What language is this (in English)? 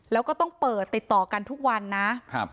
Thai